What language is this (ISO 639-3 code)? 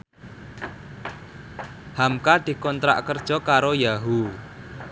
jav